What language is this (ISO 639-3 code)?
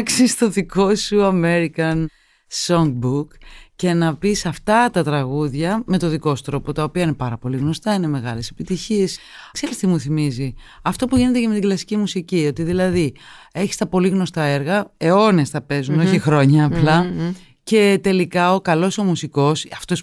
ell